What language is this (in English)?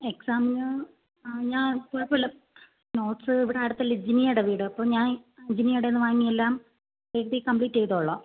Malayalam